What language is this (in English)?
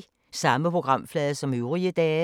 Danish